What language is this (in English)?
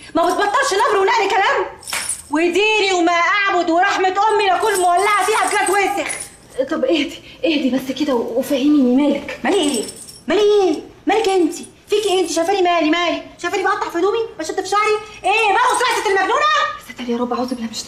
Arabic